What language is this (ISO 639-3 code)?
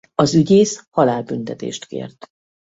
hun